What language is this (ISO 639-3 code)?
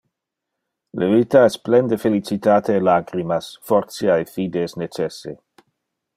ina